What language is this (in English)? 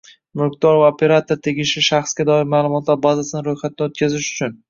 Uzbek